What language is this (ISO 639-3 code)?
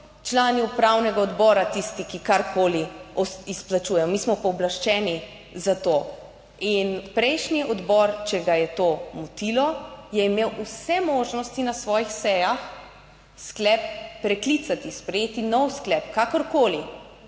slv